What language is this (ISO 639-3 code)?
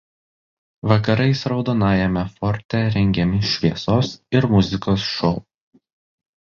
lit